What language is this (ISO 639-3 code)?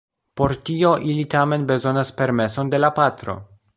epo